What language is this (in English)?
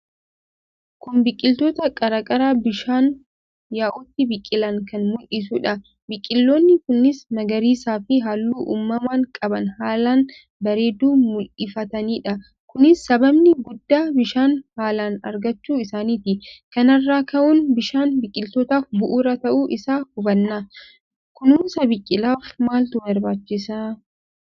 Oromo